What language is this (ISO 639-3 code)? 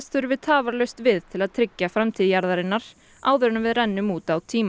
isl